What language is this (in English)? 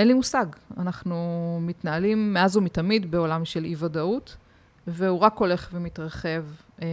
Hebrew